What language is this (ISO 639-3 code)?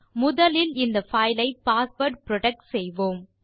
tam